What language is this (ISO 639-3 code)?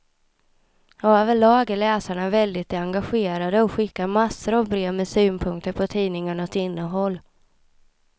swe